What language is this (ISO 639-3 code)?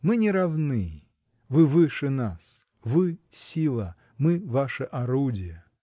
rus